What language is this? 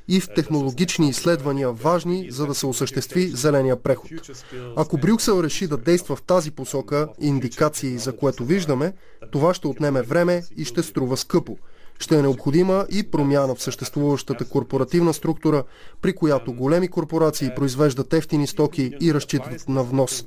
Bulgarian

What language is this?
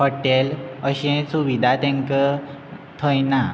Konkani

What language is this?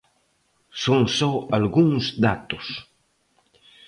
Galician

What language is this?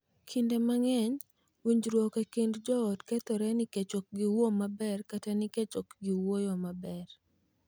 Luo (Kenya and Tanzania)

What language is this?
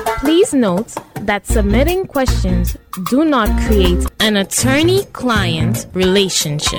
English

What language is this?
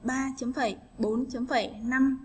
Vietnamese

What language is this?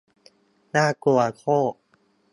Thai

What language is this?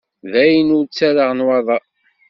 Kabyle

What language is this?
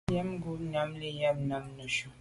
Medumba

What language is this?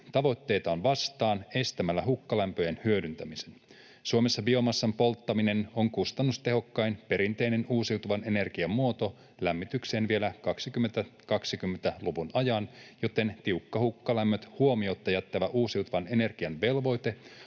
Finnish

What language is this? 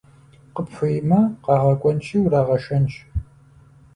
Kabardian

